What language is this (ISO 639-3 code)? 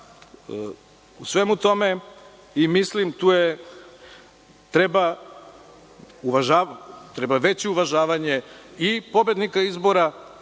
srp